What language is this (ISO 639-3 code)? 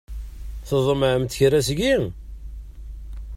kab